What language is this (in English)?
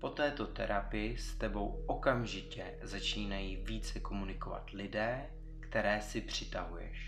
Czech